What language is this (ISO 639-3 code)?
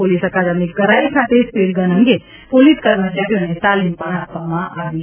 guj